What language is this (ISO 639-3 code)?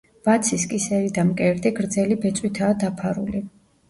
kat